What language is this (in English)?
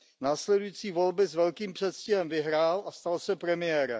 Czech